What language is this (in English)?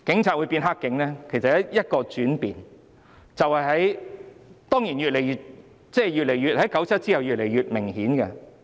Cantonese